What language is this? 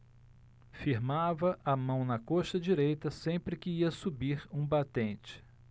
Portuguese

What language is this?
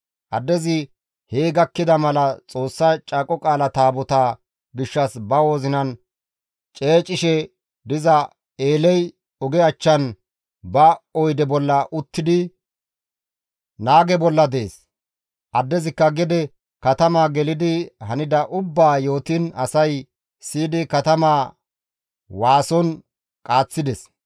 Gamo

